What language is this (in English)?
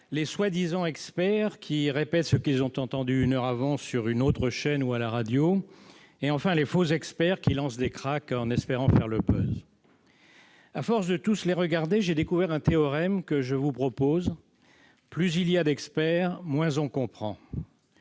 French